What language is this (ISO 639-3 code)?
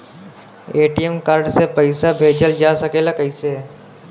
bho